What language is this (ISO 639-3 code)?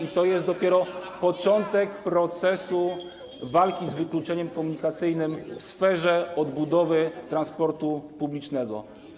pol